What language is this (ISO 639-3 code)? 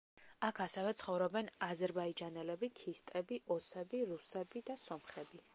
kat